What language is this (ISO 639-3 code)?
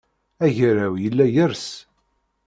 kab